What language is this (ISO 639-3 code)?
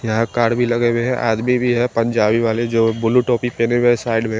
hin